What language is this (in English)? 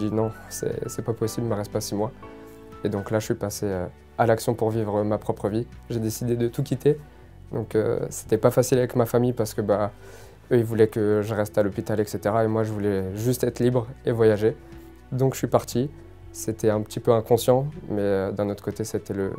French